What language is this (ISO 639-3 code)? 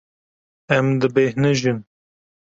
kur